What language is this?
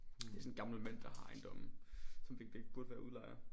Danish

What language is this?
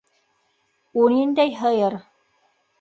Bashkir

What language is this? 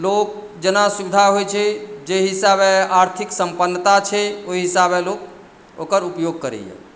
Maithili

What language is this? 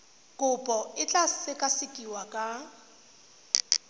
Tswana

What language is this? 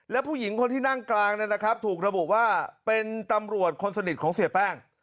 Thai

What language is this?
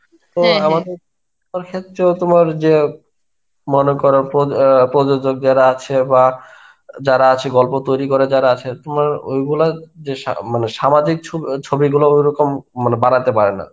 Bangla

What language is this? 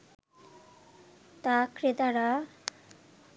Bangla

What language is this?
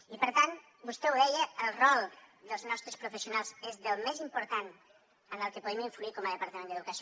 Catalan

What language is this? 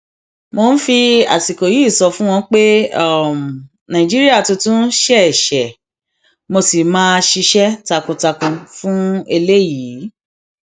Yoruba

